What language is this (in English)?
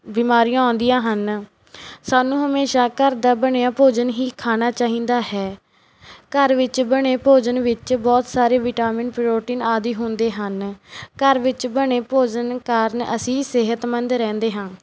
Punjabi